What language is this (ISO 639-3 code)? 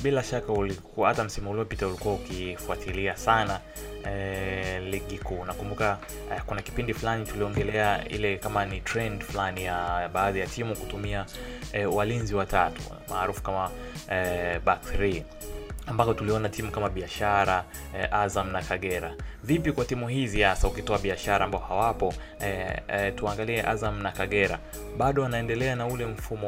swa